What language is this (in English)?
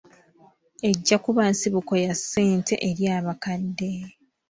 Ganda